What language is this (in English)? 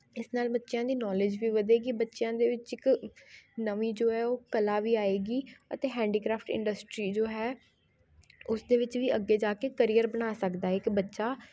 Punjabi